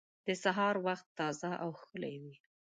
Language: Pashto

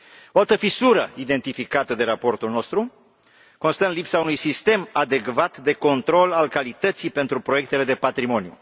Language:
Romanian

